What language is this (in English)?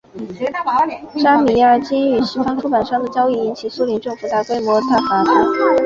Chinese